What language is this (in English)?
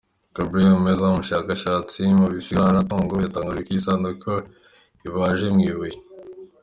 Kinyarwanda